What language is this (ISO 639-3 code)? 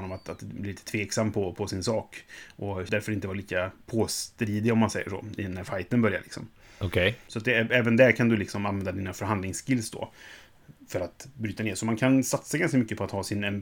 swe